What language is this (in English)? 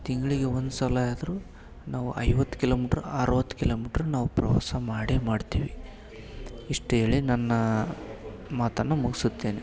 Kannada